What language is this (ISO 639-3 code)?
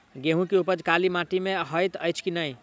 mai